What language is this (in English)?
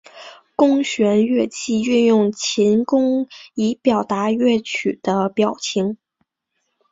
Chinese